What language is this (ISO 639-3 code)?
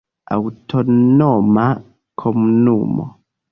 epo